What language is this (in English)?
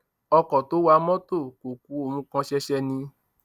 Yoruba